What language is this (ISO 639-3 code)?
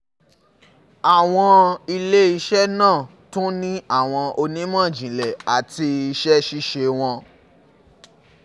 yor